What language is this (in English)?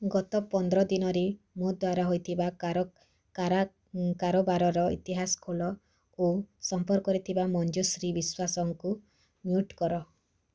Odia